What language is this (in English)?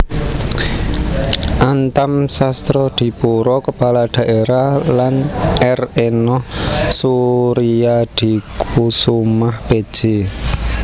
Javanese